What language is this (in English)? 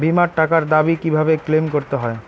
Bangla